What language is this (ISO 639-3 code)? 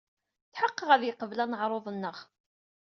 kab